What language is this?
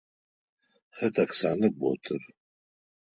Adyghe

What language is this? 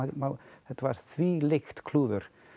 Icelandic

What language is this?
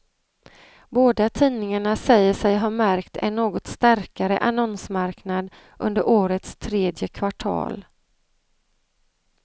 Swedish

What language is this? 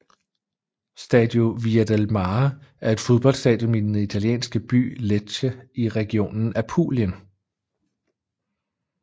Danish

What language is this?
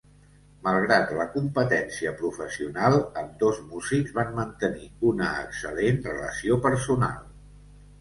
Catalan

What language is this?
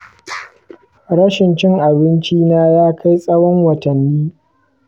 Hausa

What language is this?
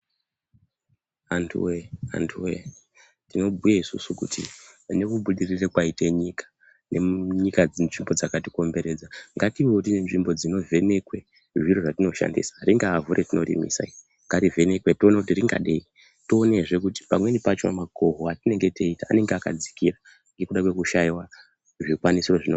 Ndau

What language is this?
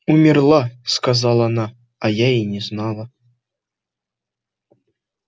Russian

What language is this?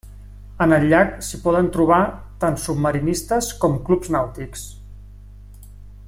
Catalan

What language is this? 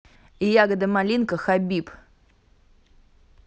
Russian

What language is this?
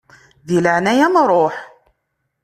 Kabyle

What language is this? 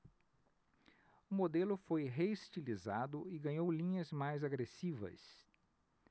Portuguese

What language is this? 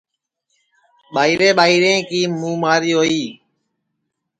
Sansi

